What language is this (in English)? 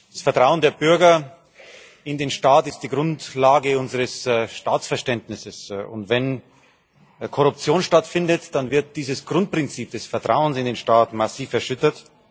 German